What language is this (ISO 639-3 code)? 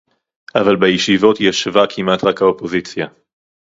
heb